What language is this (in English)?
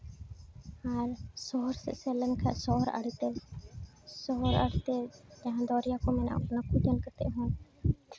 Santali